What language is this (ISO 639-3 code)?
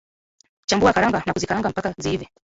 swa